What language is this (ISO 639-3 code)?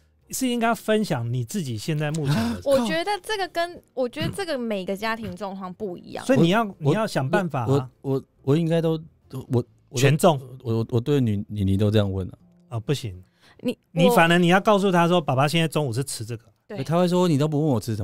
zho